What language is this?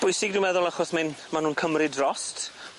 Welsh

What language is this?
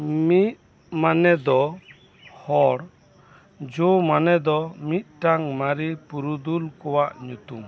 Santali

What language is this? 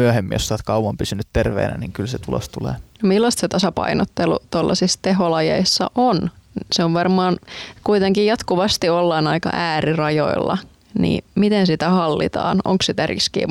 Finnish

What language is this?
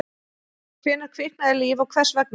Icelandic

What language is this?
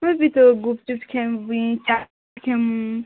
Odia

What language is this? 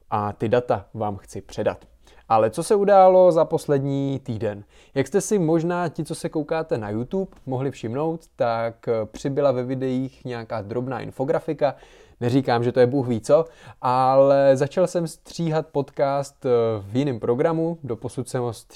Czech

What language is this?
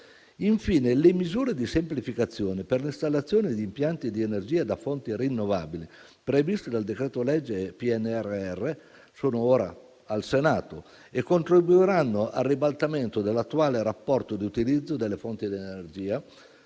Italian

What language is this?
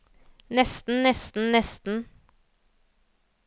Norwegian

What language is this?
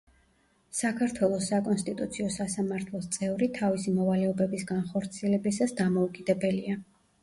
Georgian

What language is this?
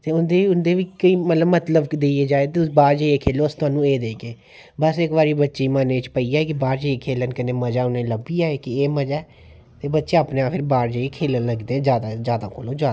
Dogri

